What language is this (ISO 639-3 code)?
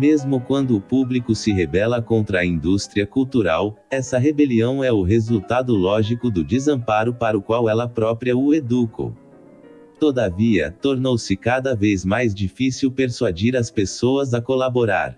por